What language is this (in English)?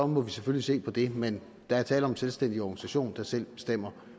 Danish